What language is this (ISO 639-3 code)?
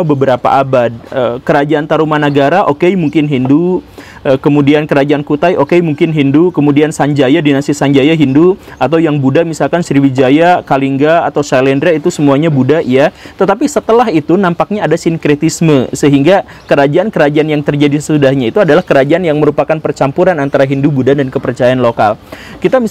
ind